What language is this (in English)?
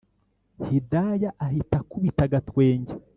Kinyarwanda